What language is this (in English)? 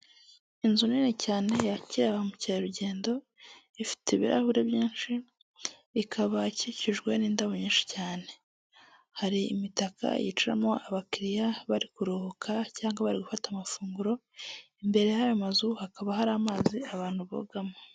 Kinyarwanda